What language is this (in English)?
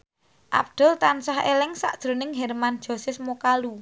Javanese